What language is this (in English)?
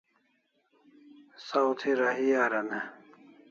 Kalasha